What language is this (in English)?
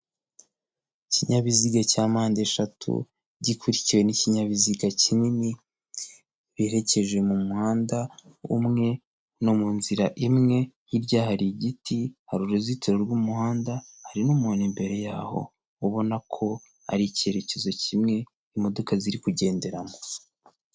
Kinyarwanda